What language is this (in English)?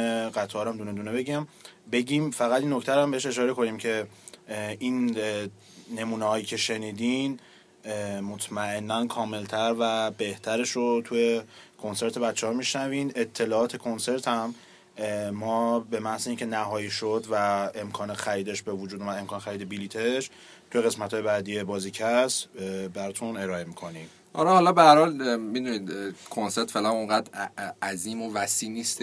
Persian